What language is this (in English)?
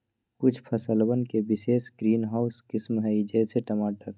Magahi